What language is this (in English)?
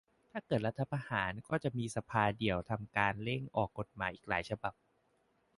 Thai